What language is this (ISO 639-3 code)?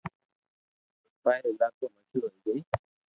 lrk